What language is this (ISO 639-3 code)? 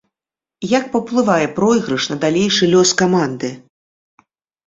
bel